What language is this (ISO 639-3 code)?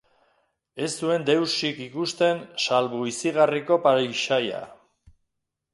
eus